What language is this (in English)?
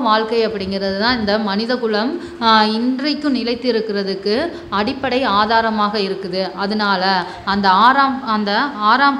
English